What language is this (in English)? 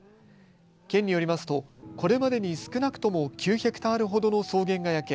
Japanese